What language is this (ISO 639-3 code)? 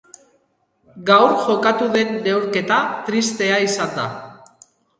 eus